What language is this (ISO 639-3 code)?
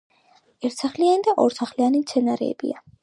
kat